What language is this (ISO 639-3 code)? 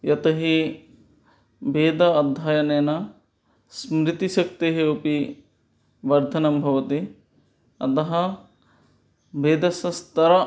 san